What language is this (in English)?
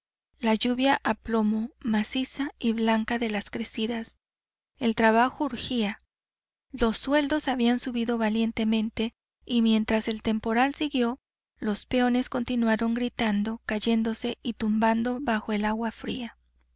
Spanish